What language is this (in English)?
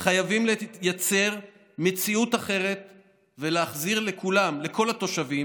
Hebrew